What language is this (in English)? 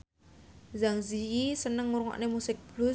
Javanese